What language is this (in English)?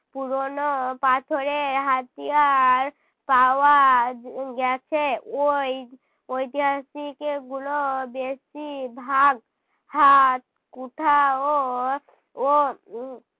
Bangla